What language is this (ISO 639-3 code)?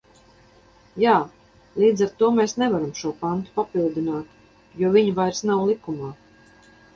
lav